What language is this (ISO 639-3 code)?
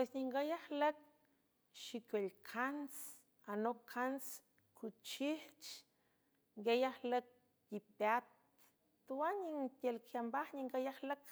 hue